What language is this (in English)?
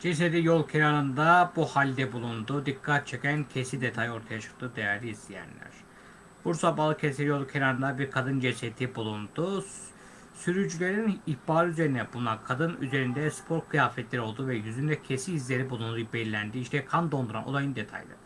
Turkish